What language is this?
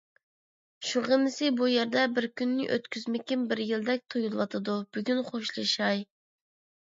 Uyghur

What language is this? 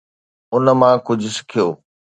Sindhi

